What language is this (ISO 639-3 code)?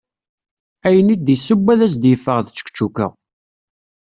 kab